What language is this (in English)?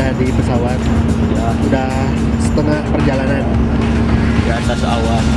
Indonesian